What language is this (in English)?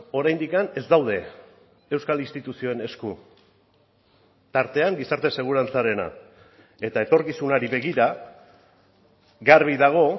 Basque